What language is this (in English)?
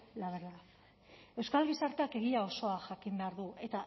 Basque